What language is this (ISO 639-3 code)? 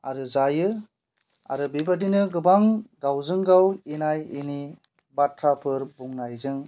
brx